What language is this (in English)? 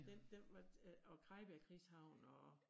Danish